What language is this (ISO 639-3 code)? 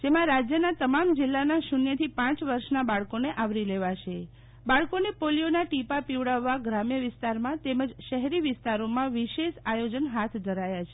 guj